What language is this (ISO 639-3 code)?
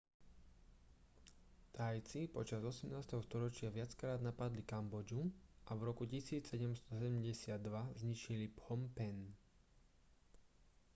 slk